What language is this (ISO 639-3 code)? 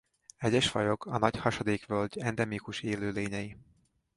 hun